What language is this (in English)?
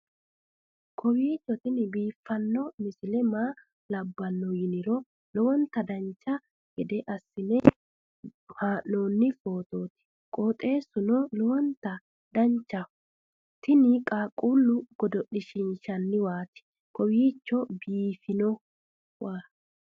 Sidamo